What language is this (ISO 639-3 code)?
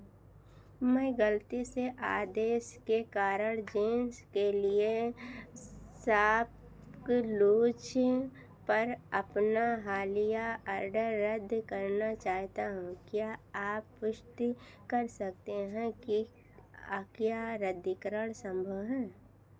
hin